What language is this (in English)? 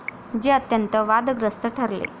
Marathi